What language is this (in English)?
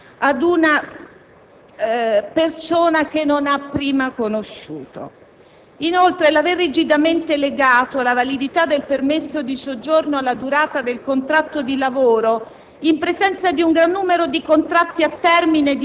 Italian